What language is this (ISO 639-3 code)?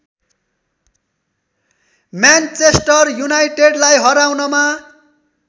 nep